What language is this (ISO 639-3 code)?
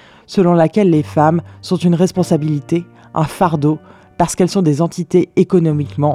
fra